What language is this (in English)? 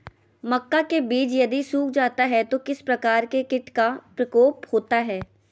Magahi